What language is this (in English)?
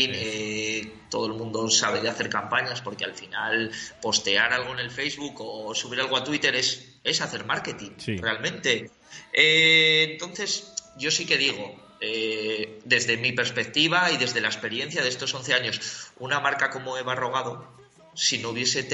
Spanish